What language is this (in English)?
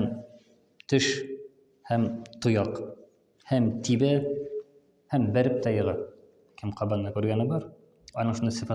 Turkish